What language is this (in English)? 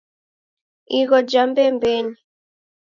Taita